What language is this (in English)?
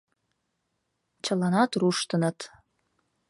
Mari